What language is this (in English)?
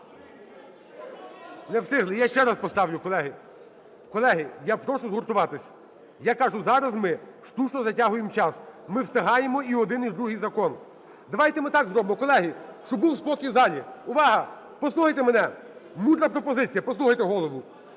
Ukrainian